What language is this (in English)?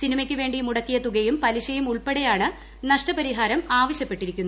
Malayalam